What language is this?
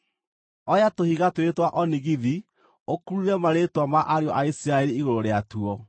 Kikuyu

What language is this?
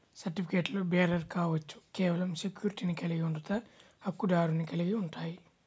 Telugu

